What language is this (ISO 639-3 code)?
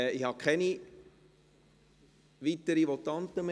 gsw